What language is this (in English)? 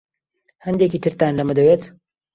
Central Kurdish